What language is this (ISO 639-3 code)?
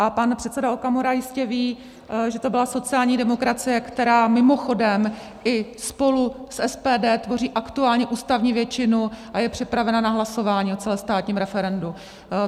ces